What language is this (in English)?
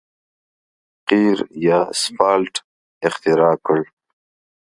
Pashto